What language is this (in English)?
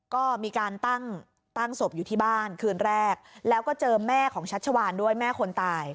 Thai